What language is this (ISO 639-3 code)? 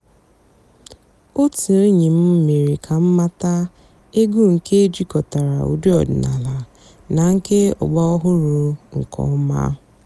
ibo